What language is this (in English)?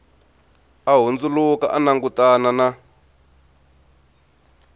Tsonga